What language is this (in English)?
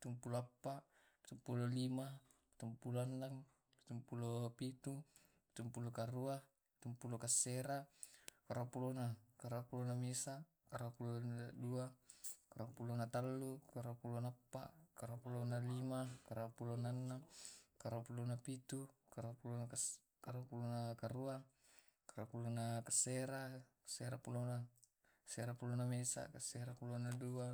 Tae'